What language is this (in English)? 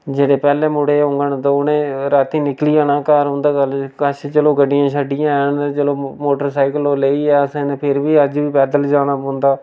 Dogri